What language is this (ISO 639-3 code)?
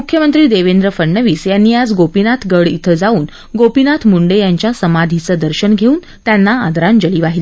mar